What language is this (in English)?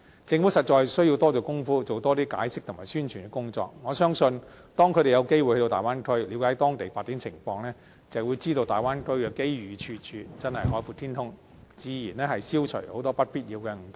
Cantonese